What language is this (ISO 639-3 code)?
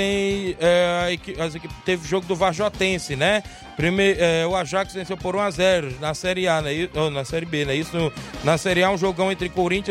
por